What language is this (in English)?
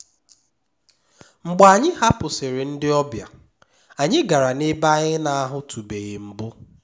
Igbo